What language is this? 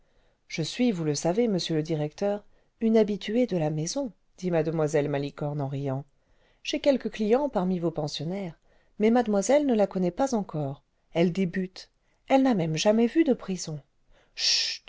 French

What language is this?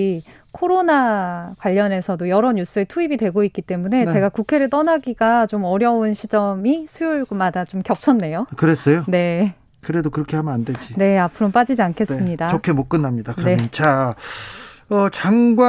Korean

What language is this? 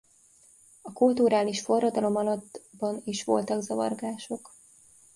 Hungarian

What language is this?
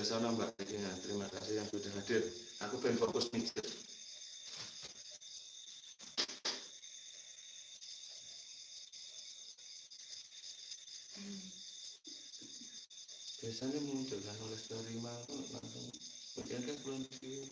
Indonesian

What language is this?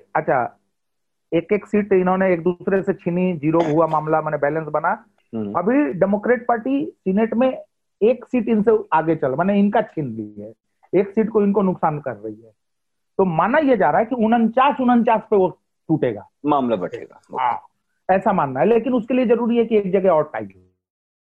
Hindi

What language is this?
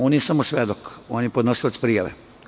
Serbian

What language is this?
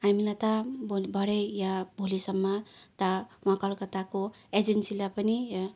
Nepali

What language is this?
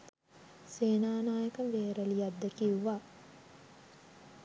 Sinhala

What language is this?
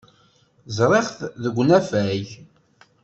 Kabyle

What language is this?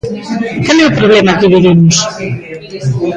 Galician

